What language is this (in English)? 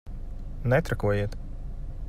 Latvian